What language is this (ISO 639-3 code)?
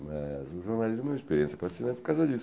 por